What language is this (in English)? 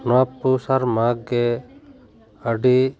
Santali